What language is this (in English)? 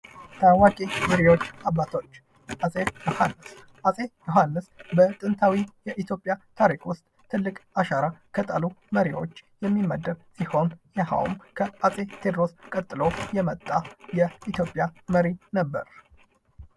Amharic